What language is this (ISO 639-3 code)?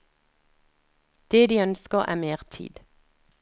nor